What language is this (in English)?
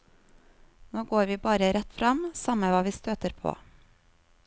Norwegian